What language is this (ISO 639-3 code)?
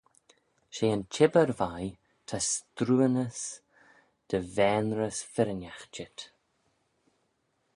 glv